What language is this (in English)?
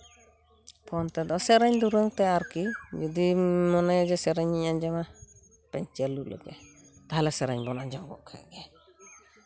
Santali